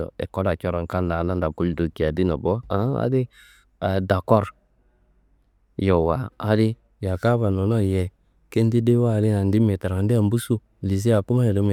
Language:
Kanembu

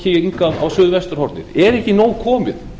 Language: Icelandic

